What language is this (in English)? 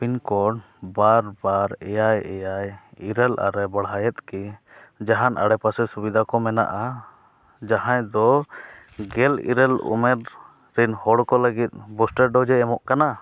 Santali